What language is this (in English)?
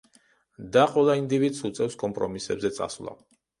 Georgian